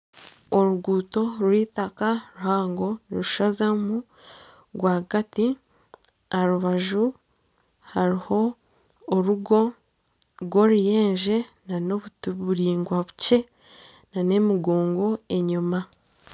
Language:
Nyankole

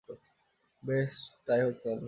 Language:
Bangla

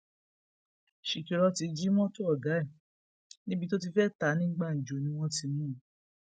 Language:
Yoruba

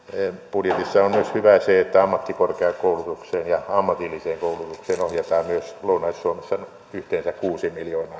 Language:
Finnish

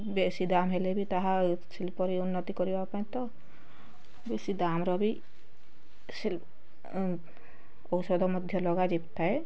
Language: Odia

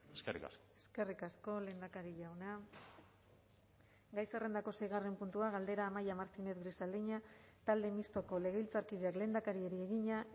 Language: Basque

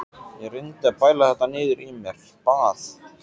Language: Icelandic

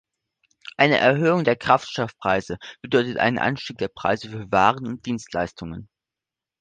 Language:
German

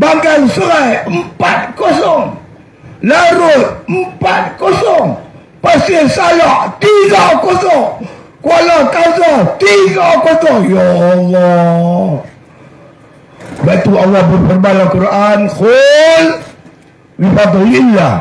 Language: Malay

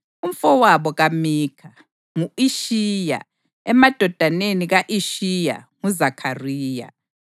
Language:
North Ndebele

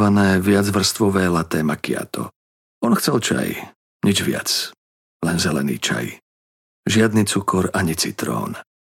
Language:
Slovak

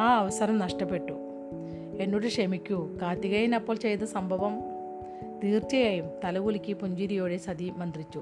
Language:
Malayalam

